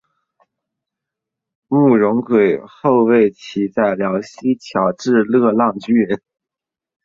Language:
Chinese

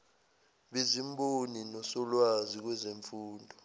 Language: Zulu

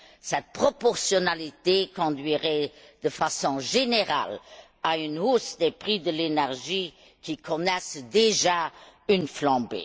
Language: French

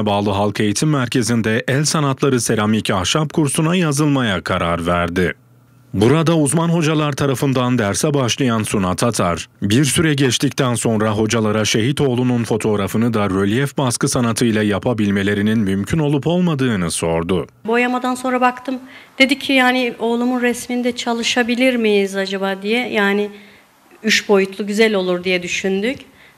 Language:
Turkish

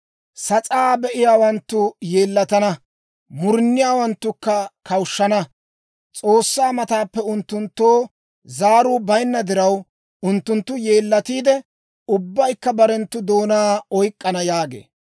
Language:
Dawro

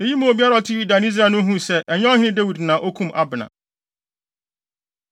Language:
Akan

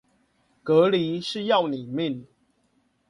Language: Chinese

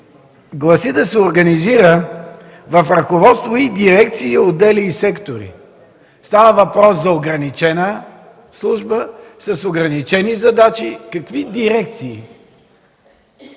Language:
Bulgarian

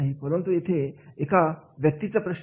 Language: Marathi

